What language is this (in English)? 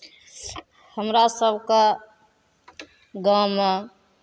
Maithili